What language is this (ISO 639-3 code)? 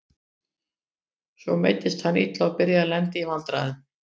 isl